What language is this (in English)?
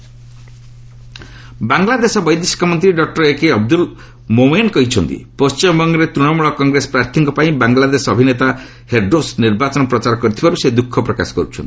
Odia